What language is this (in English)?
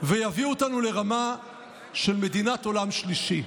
Hebrew